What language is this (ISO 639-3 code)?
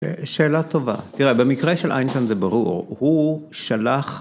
heb